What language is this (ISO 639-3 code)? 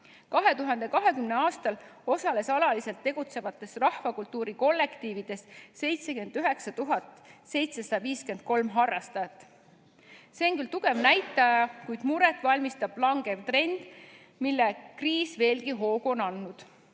est